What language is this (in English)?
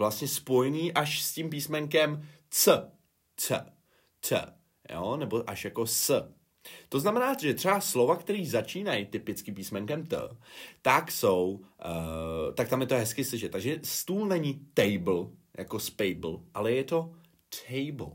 Czech